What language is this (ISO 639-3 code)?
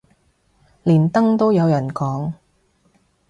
yue